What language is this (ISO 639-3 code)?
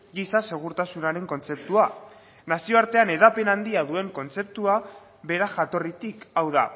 eus